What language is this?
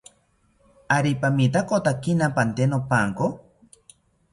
South Ucayali Ashéninka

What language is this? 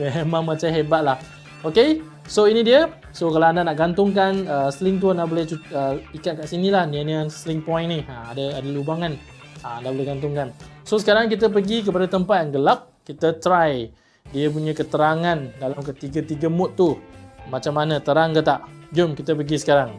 Malay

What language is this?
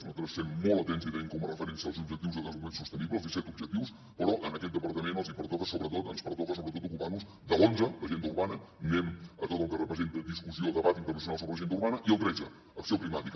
Catalan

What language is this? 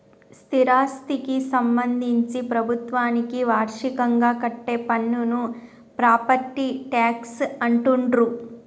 Telugu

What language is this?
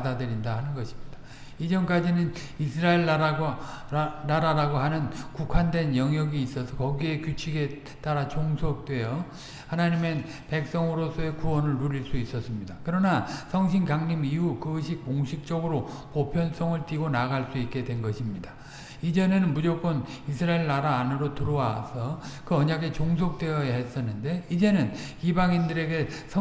Korean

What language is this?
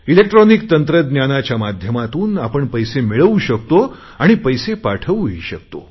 Marathi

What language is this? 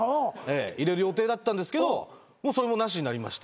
Japanese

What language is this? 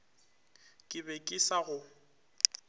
Northern Sotho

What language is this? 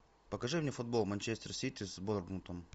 Russian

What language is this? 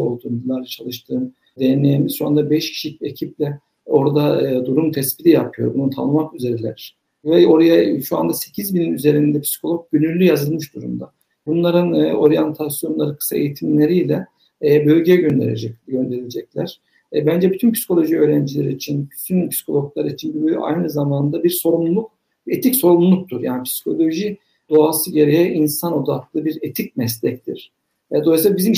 Turkish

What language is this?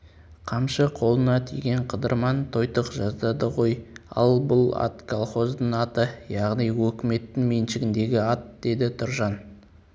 Kazakh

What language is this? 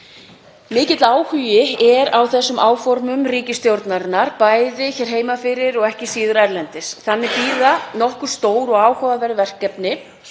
Icelandic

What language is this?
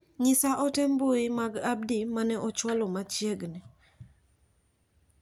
Luo (Kenya and Tanzania)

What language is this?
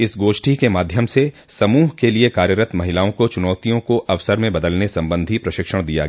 Hindi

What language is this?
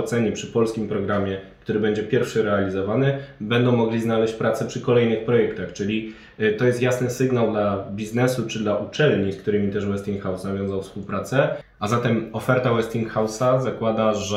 Polish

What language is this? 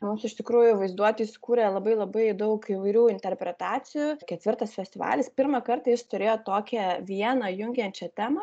Lithuanian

